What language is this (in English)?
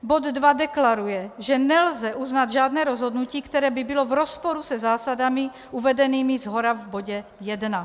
Czech